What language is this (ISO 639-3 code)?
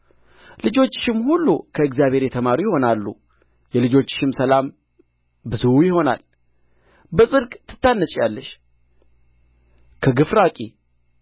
amh